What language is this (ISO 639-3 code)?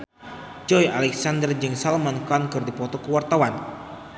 sun